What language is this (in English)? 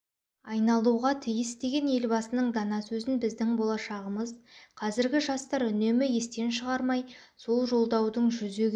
Kazakh